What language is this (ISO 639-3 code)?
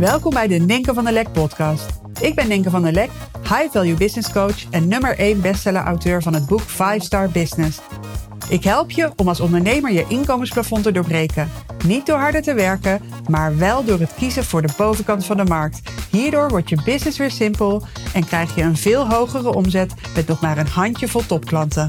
nld